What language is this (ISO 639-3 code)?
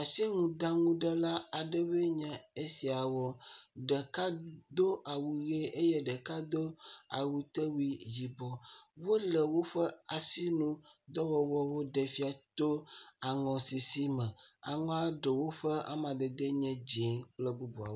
ewe